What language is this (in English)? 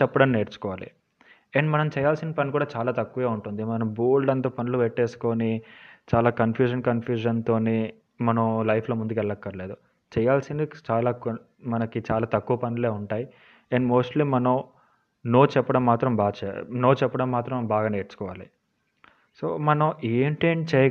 Telugu